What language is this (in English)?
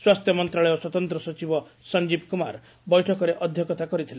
Odia